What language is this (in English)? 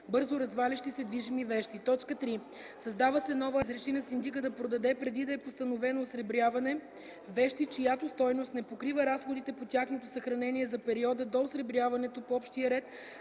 Bulgarian